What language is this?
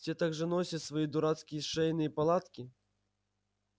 Russian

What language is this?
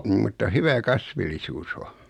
Finnish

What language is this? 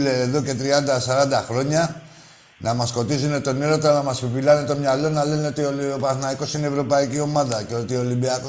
Greek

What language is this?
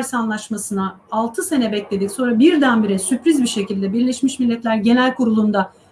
Turkish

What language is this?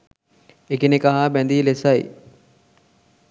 Sinhala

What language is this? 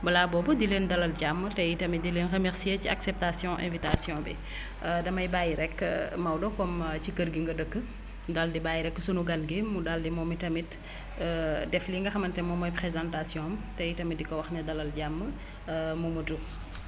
Wolof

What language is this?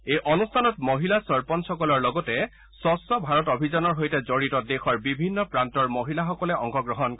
Assamese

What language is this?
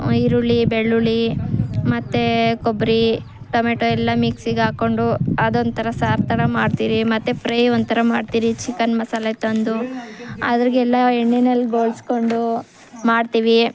Kannada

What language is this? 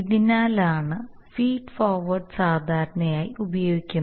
Malayalam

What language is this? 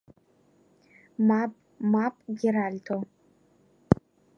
Abkhazian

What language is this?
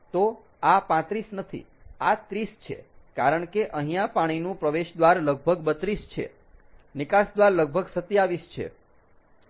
Gujarati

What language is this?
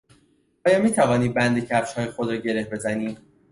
Persian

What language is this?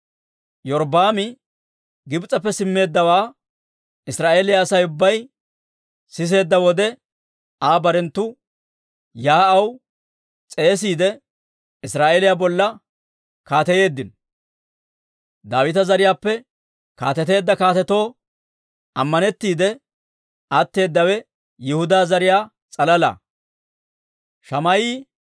Dawro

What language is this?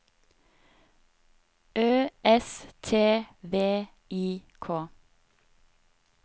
Norwegian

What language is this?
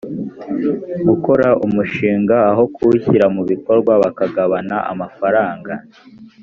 Kinyarwanda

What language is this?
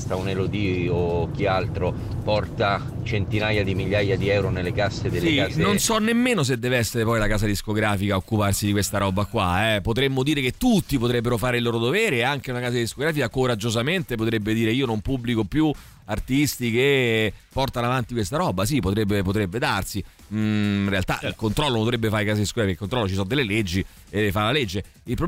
Italian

